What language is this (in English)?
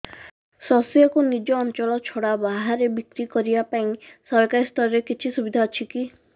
Odia